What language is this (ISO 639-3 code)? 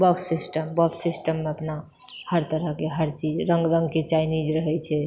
mai